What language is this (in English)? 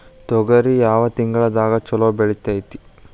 Kannada